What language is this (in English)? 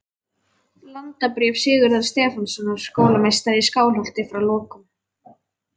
Icelandic